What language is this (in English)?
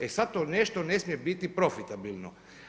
Croatian